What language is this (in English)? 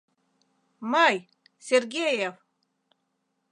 Mari